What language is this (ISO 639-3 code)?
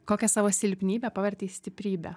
lit